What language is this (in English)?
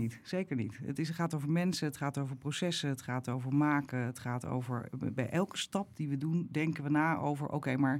Dutch